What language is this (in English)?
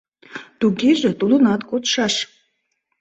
Mari